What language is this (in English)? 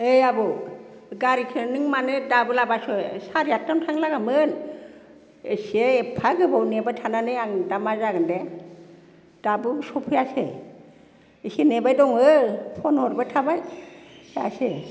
Bodo